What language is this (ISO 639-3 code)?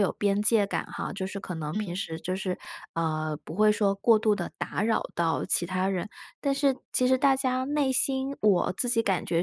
zho